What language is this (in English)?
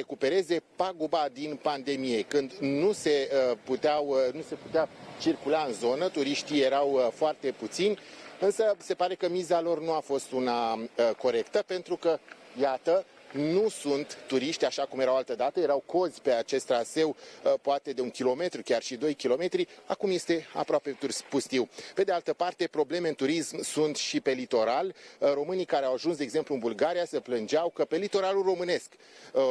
Romanian